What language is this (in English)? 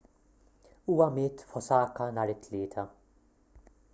Maltese